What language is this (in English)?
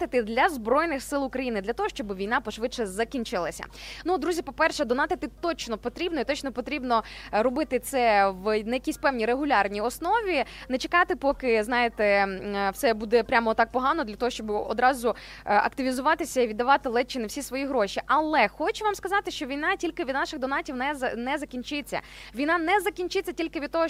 Ukrainian